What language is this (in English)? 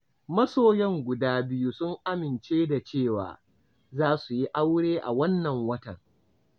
Hausa